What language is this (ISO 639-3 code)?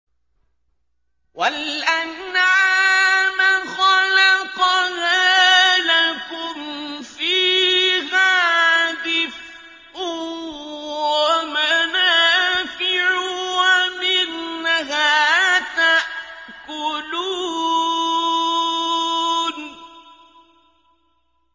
ara